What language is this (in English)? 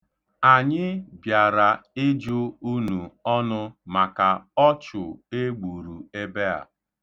Igbo